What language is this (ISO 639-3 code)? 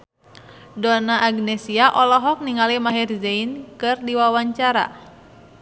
sun